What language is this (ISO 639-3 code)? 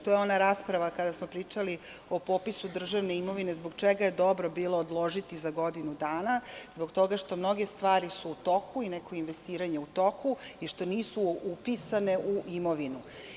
srp